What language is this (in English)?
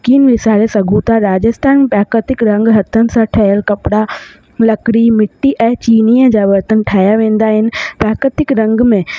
Sindhi